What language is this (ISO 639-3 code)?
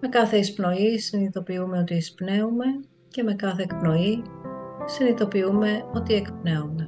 ell